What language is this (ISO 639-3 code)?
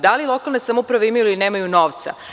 srp